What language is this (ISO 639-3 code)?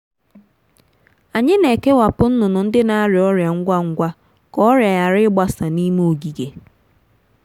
ibo